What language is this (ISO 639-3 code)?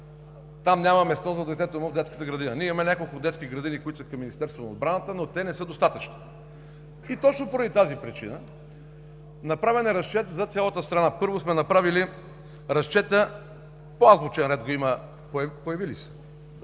bul